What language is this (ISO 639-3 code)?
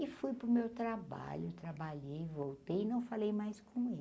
por